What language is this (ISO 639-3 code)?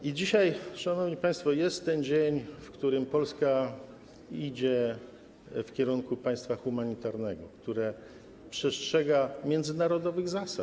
pol